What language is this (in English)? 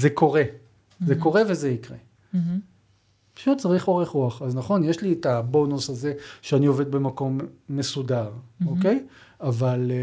Hebrew